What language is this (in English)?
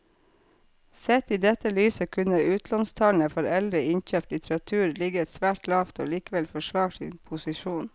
Norwegian